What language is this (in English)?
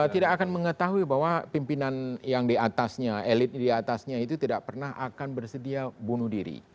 Indonesian